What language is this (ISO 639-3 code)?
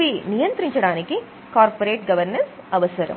tel